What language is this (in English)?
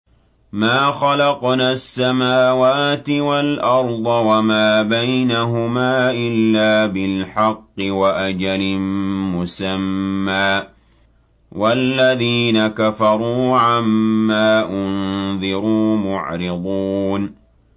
Arabic